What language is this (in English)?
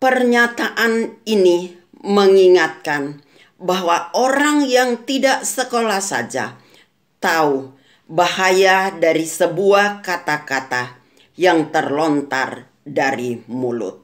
Indonesian